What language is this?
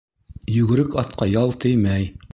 Bashkir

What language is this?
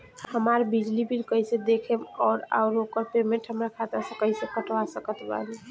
Bhojpuri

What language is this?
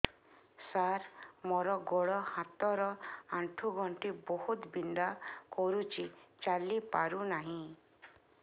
Odia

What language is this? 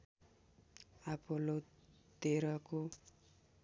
Nepali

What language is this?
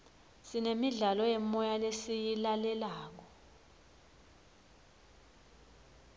Swati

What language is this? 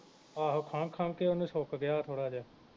Punjabi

